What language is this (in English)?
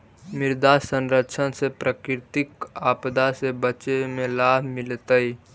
Magahi